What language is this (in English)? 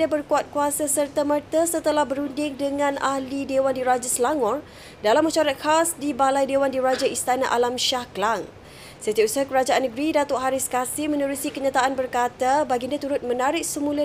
Malay